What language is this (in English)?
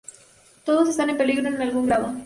Spanish